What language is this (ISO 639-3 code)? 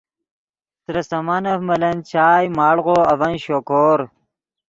ydg